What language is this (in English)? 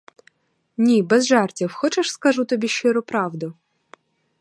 Ukrainian